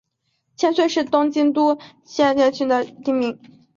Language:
Chinese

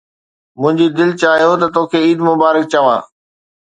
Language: Sindhi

